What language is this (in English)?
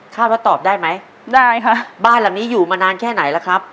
Thai